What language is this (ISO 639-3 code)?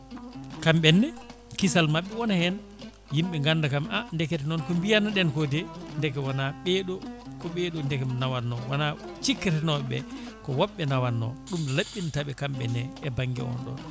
ful